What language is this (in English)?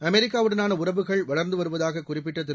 Tamil